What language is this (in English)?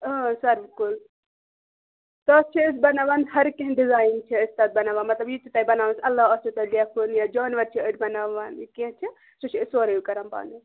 Kashmiri